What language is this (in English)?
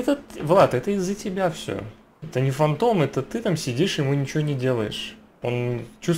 Russian